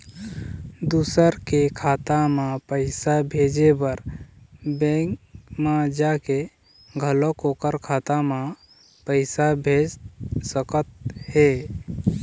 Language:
Chhattisgarhi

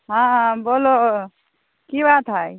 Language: Maithili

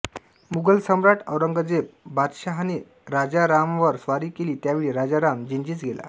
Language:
Marathi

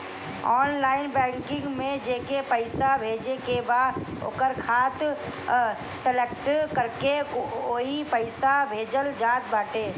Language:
Bhojpuri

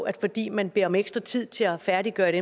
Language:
Danish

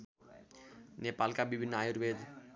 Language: Nepali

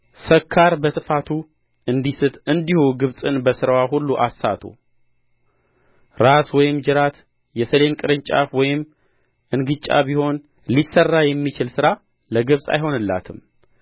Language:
Amharic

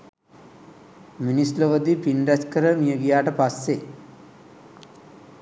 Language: Sinhala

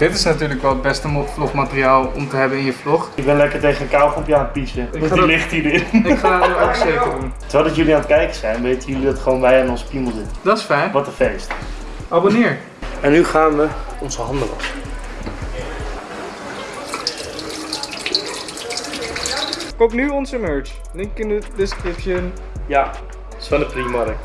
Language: Dutch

